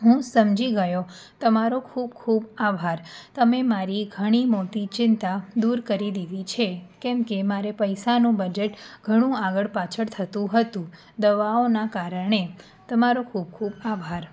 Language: Gujarati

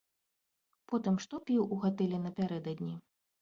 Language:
Belarusian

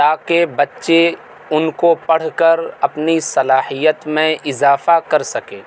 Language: Urdu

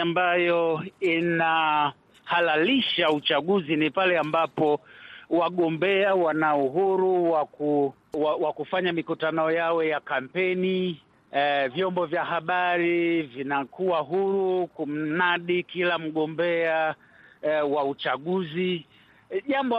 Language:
Swahili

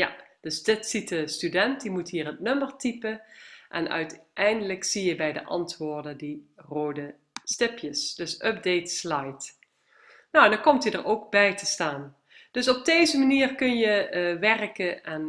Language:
Dutch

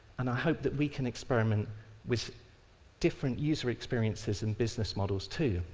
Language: English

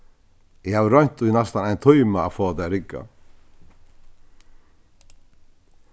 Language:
Faroese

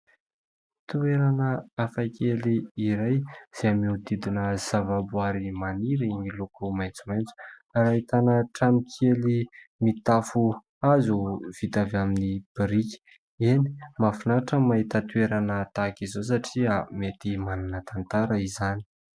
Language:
Malagasy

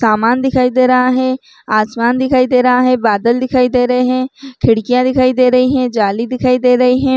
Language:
Chhattisgarhi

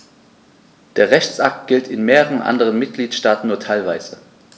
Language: German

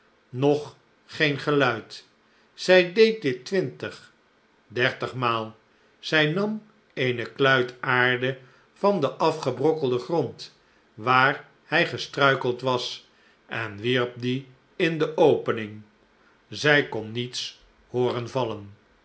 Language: Dutch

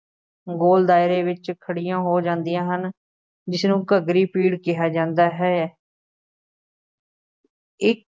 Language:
Punjabi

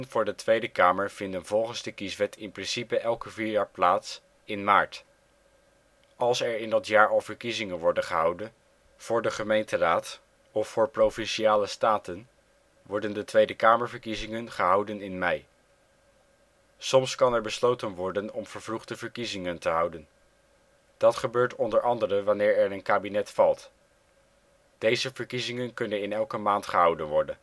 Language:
Dutch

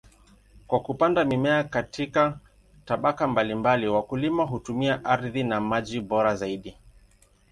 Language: Swahili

